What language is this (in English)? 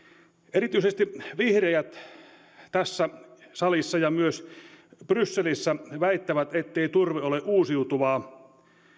Finnish